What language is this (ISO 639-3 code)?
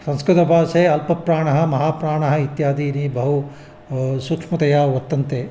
san